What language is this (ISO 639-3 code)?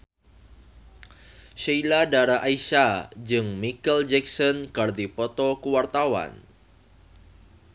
sun